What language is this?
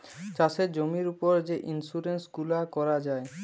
Bangla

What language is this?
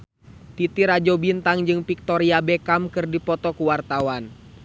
Sundanese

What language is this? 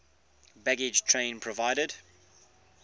English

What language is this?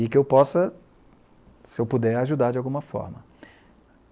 Portuguese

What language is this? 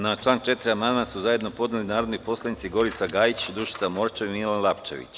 Serbian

